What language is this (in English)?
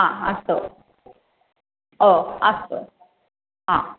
Sanskrit